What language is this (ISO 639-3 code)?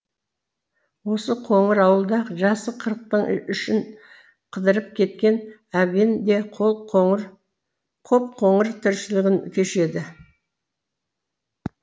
kaz